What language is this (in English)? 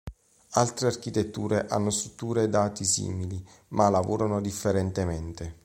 Italian